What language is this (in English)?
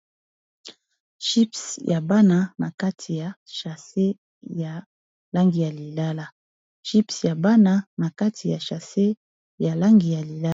Lingala